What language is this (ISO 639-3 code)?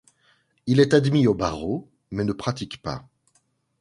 fra